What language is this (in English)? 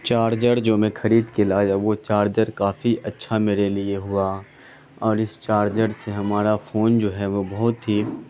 Urdu